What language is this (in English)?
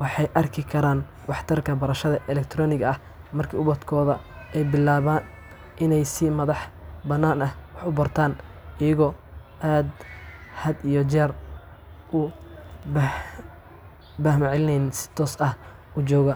Somali